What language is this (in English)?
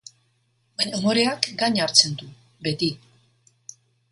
Basque